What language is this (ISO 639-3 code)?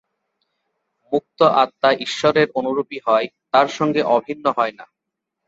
ben